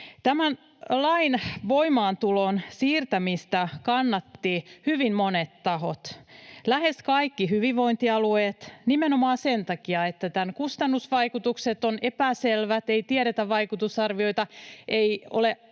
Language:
Finnish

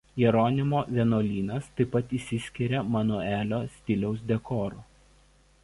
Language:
Lithuanian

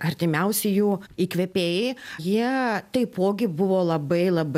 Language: Lithuanian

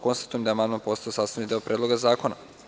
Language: Serbian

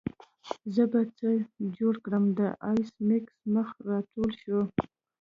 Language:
Pashto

